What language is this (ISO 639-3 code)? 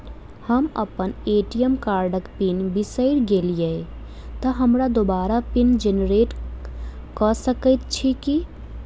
mai